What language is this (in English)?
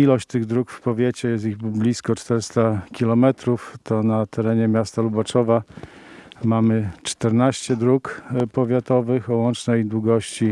Polish